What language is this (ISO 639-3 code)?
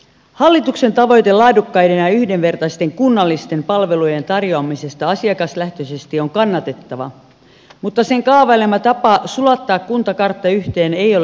fin